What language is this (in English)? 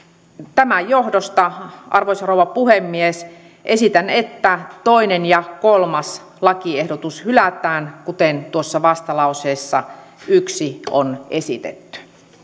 Finnish